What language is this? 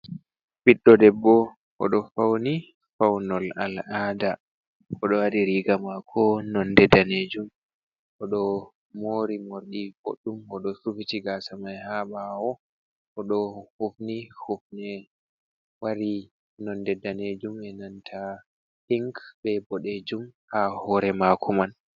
Fula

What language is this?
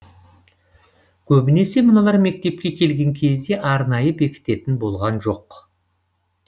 Kazakh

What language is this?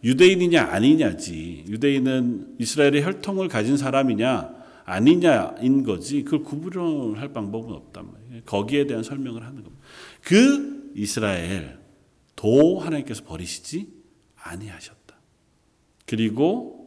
Korean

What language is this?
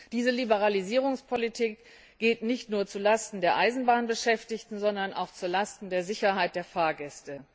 German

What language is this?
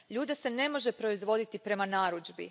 Croatian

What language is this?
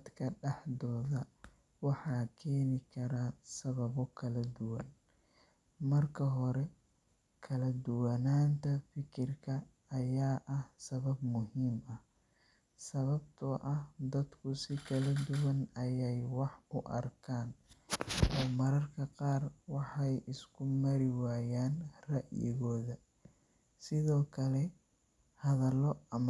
Somali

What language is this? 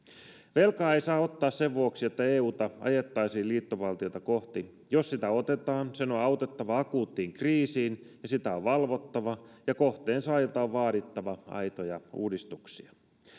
Finnish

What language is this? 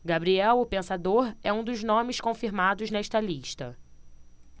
Portuguese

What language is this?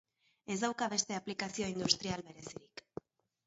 Basque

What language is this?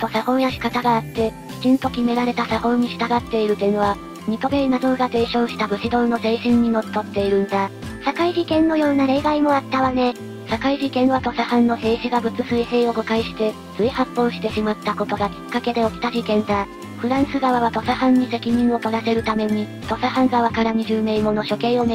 Japanese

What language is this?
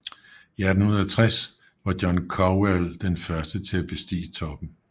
Danish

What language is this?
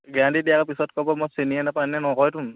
Assamese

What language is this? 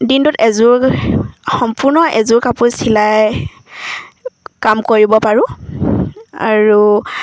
Assamese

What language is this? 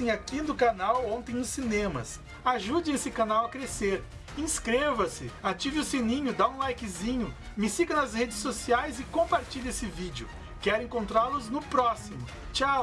Portuguese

